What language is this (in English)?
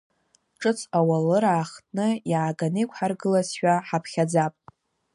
Abkhazian